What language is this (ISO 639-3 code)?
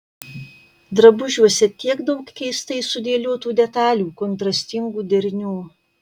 lit